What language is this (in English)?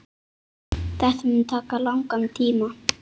Icelandic